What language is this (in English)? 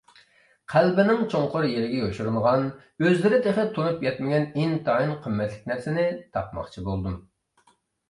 Uyghur